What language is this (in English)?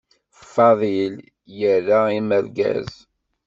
Kabyle